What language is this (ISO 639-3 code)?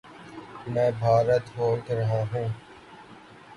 urd